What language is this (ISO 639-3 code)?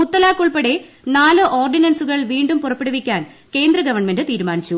mal